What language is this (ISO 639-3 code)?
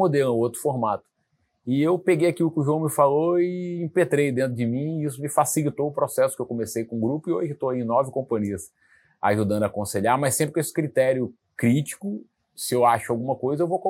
por